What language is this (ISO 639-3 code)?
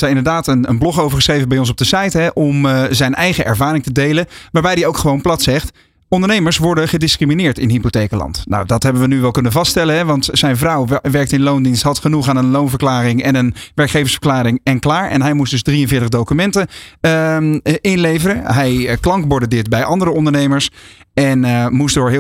nld